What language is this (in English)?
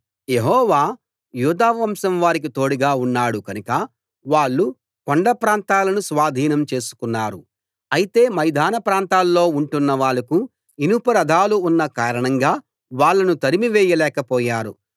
Telugu